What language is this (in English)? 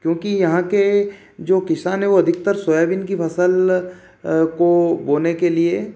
Hindi